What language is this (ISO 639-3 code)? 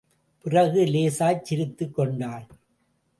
tam